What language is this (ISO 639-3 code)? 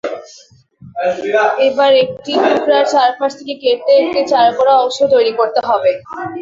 ben